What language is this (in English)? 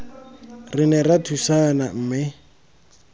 Tswana